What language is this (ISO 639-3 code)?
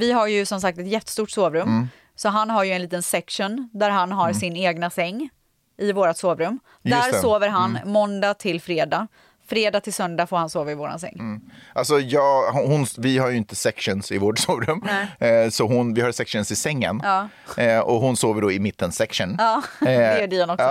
swe